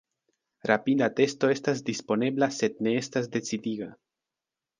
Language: Esperanto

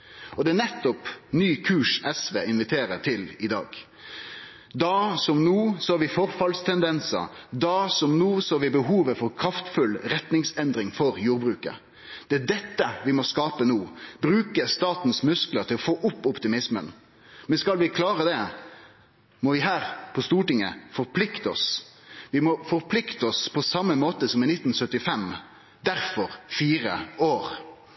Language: Norwegian Nynorsk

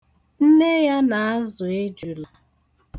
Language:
Igbo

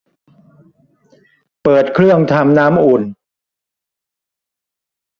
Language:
Thai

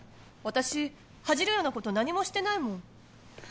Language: Japanese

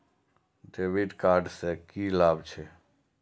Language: Maithili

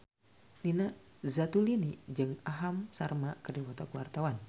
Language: Sundanese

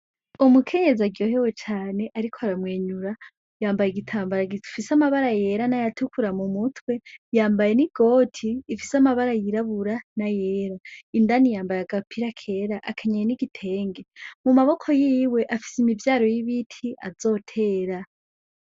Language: Rundi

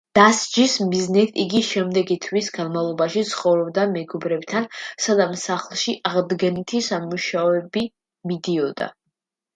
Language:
Georgian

